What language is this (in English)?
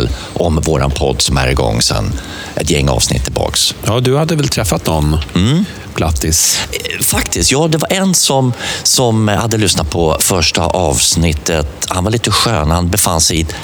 Swedish